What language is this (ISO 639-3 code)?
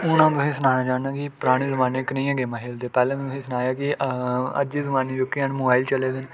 doi